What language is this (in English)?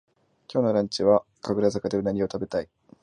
Japanese